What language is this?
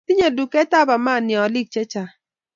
Kalenjin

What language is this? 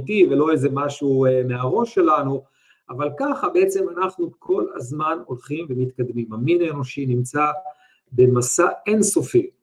Hebrew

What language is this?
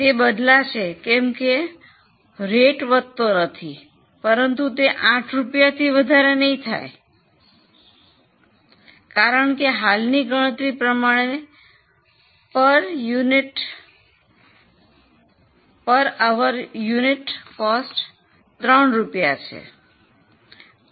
Gujarati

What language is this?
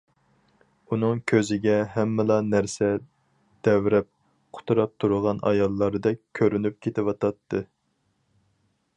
Uyghur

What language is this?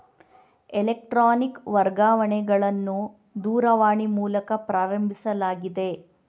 Kannada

